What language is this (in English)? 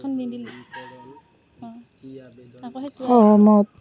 Assamese